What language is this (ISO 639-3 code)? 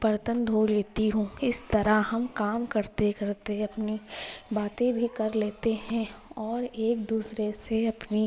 urd